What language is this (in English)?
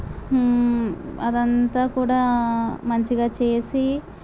Telugu